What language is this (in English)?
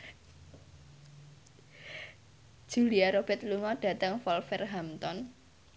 Javanese